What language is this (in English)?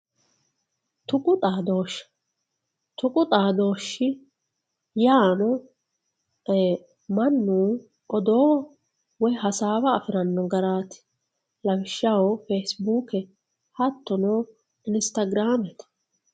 Sidamo